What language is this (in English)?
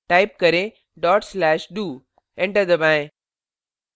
Hindi